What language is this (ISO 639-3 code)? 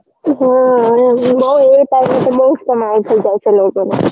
guj